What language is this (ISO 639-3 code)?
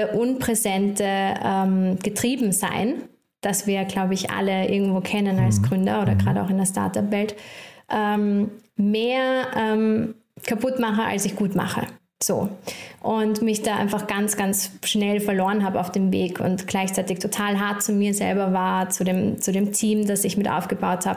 deu